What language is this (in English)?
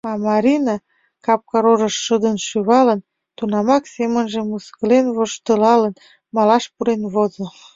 Mari